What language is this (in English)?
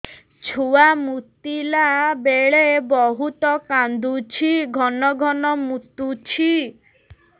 Odia